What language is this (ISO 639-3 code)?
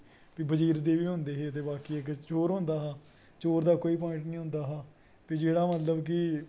doi